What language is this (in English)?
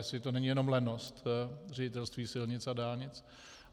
Czech